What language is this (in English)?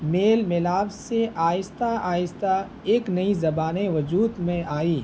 Urdu